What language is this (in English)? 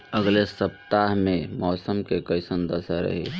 Bhojpuri